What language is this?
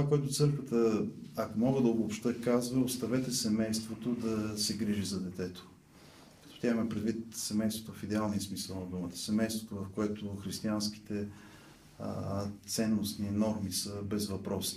Bulgarian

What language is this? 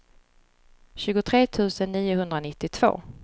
Swedish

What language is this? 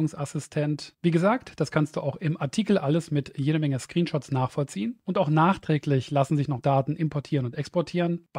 German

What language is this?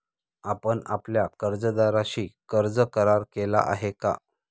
Marathi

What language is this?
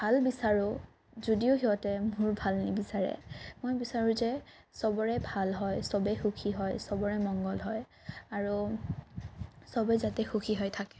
Assamese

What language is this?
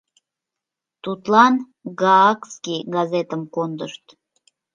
Mari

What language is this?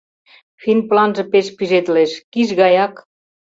Mari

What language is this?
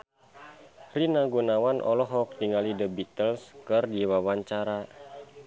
Sundanese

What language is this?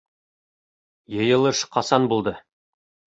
Bashkir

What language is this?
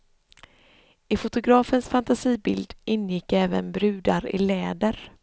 Swedish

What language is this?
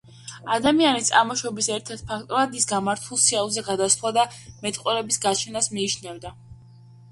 Georgian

